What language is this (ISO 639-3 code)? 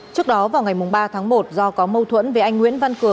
vie